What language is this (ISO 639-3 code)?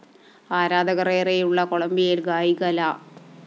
mal